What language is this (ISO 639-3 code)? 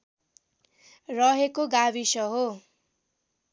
nep